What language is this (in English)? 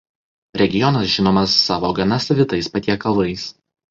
Lithuanian